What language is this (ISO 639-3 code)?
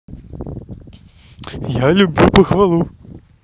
rus